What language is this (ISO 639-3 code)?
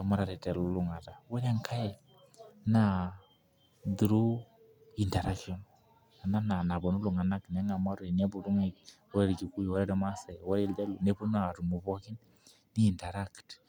mas